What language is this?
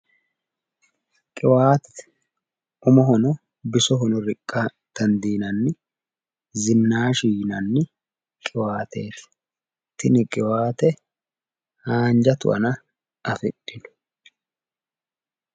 Sidamo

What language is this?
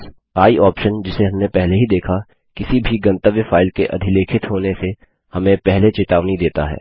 Hindi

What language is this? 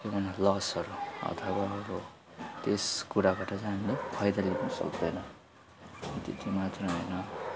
Nepali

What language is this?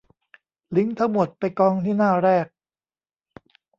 Thai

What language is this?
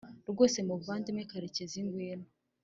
Kinyarwanda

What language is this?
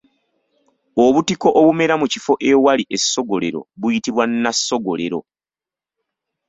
Ganda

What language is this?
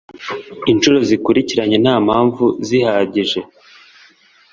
Kinyarwanda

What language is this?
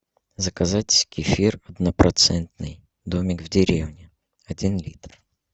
Russian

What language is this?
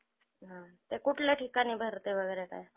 Marathi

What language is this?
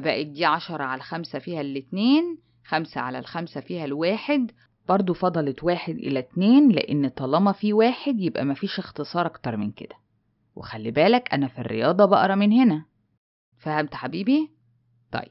Arabic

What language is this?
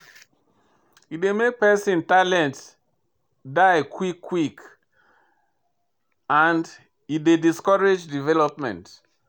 Nigerian Pidgin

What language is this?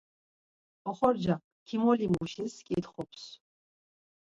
Laz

